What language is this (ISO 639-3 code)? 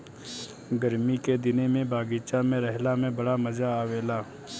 bho